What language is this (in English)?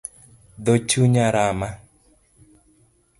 Luo (Kenya and Tanzania)